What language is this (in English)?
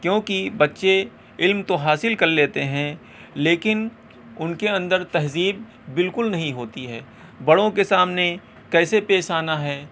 Urdu